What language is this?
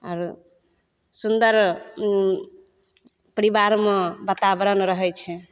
Maithili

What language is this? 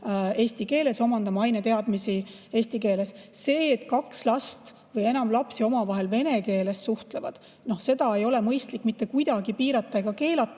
Estonian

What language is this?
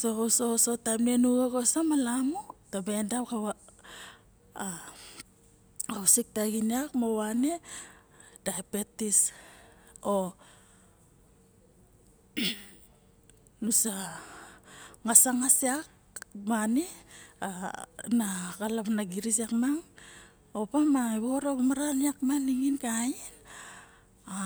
Barok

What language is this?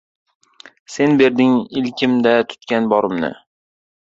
Uzbek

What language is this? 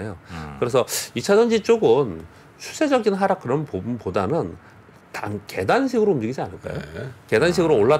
Korean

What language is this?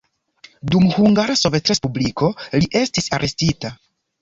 Esperanto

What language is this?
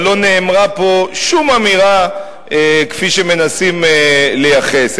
Hebrew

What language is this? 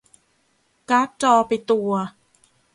Thai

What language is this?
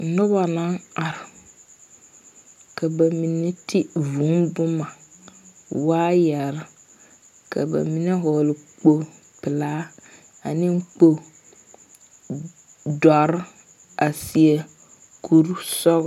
Southern Dagaare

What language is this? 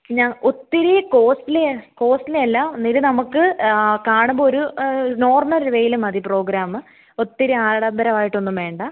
Malayalam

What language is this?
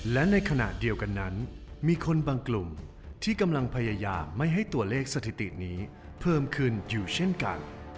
Thai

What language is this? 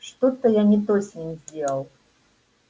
Russian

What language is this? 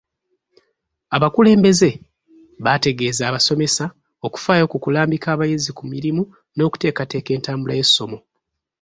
Ganda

